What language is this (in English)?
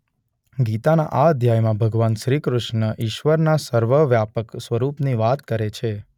Gujarati